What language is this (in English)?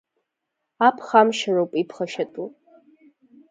Abkhazian